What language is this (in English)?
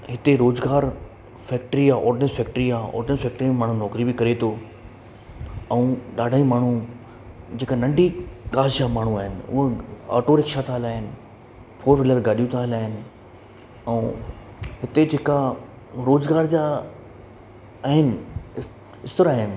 Sindhi